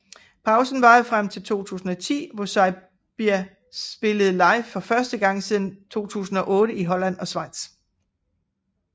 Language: Danish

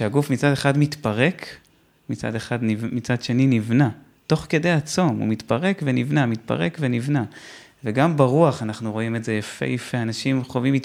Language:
Hebrew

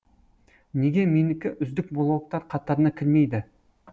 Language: Kazakh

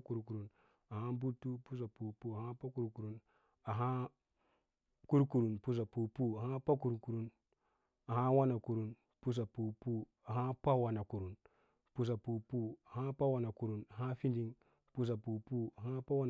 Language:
Lala-Roba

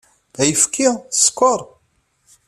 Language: Kabyle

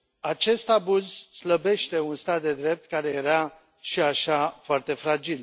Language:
Romanian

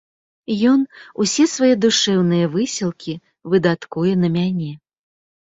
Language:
Belarusian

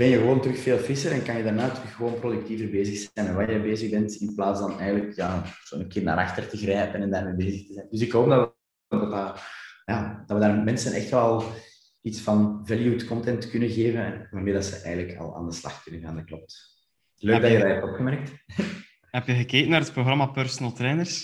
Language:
Dutch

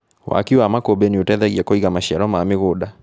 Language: Kikuyu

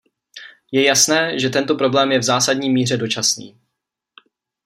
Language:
Czech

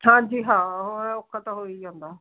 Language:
Punjabi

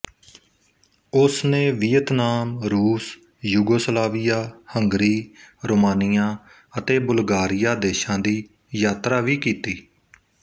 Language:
Punjabi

